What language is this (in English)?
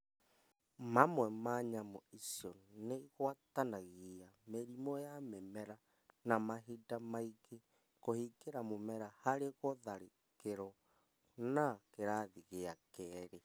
Kikuyu